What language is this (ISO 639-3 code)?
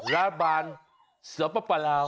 tha